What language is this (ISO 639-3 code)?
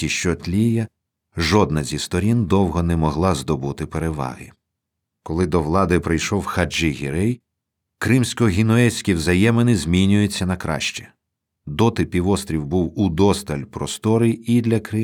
ukr